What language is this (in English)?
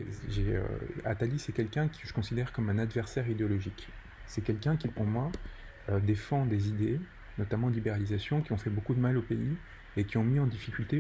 French